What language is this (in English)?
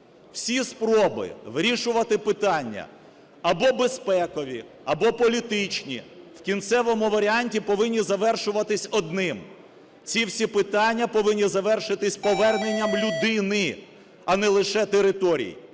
Ukrainian